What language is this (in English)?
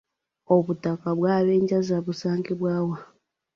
Ganda